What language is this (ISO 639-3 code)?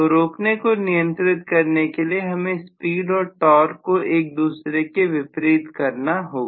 hin